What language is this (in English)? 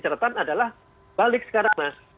Indonesian